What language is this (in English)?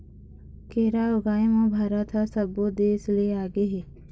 Chhattisgarhi